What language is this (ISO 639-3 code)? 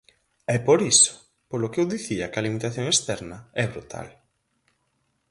glg